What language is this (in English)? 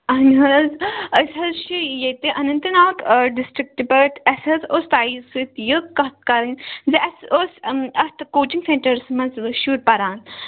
Kashmiri